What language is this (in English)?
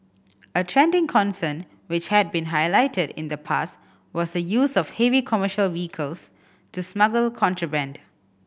English